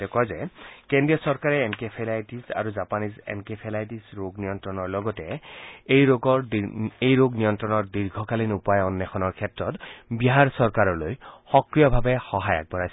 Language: Assamese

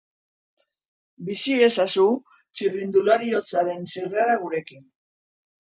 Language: Basque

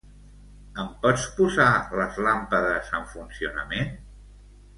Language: Catalan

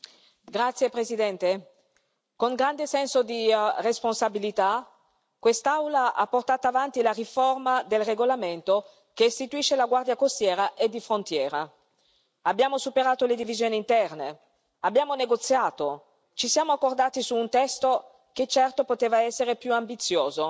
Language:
Italian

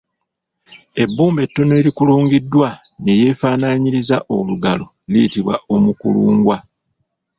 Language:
Ganda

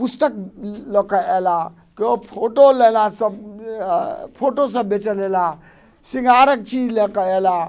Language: Maithili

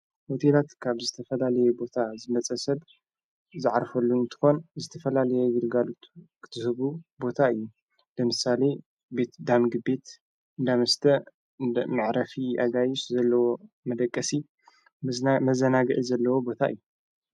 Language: Tigrinya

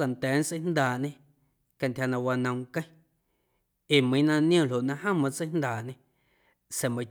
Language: Guerrero Amuzgo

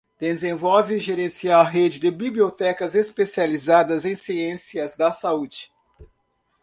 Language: Portuguese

